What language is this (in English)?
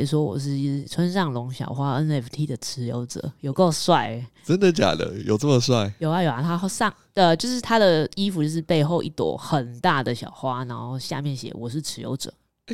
Chinese